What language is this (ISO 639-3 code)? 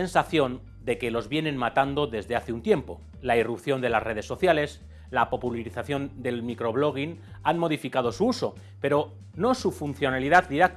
spa